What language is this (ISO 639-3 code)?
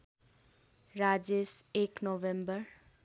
nep